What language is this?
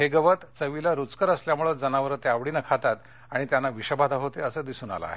Marathi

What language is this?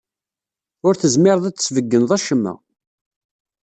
Kabyle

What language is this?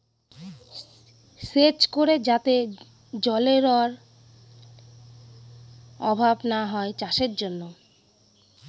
Bangla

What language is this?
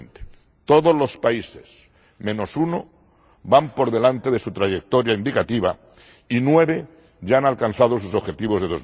Spanish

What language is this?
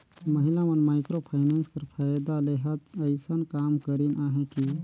Chhattisgarhi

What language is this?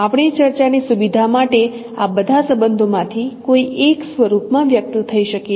Gujarati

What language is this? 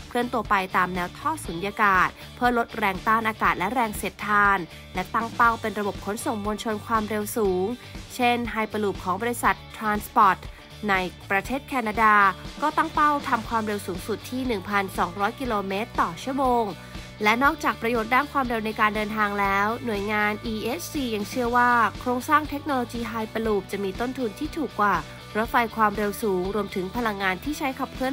Thai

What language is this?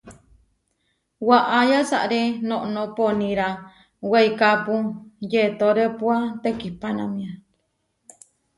Huarijio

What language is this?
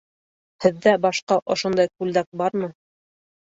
Bashkir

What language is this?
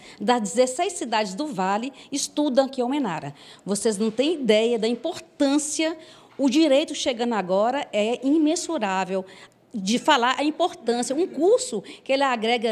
Portuguese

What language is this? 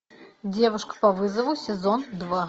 Russian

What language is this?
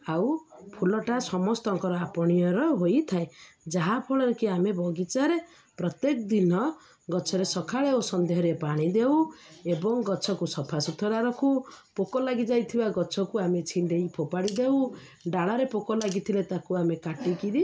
Odia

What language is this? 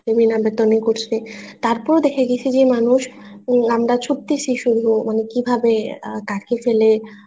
Bangla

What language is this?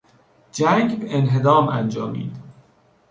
Persian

